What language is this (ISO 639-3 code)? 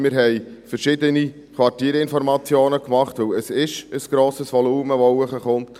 gsw